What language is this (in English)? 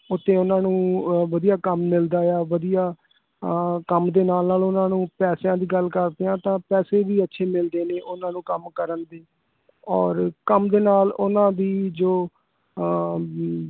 Punjabi